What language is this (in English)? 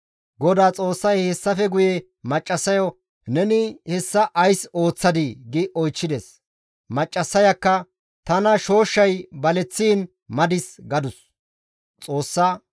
Gamo